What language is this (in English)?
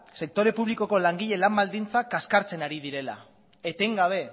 Basque